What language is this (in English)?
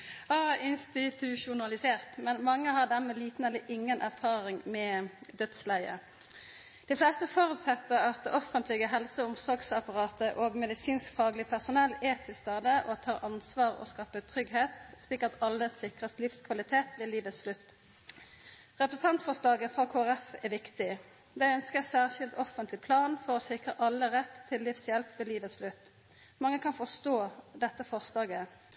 Norwegian Nynorsk